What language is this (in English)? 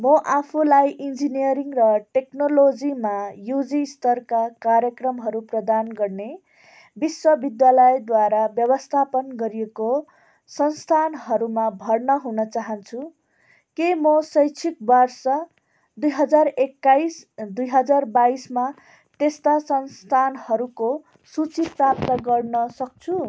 Nepali